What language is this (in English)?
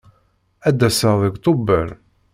Kabyle